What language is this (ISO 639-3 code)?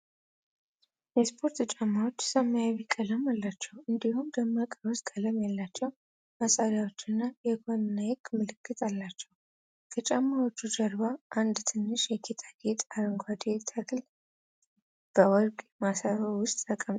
amh